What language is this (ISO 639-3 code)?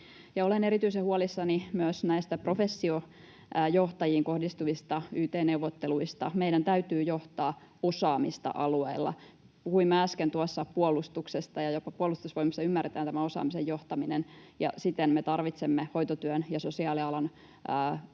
fin